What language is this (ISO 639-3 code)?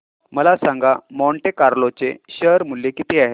mar